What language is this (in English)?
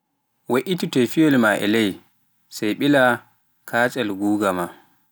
Pular